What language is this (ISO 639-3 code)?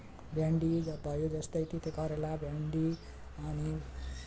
nep